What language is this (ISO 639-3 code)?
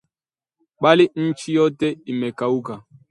swa